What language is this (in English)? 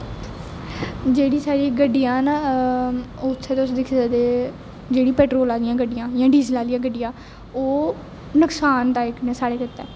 Dogri